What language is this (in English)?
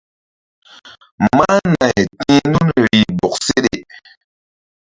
Mbum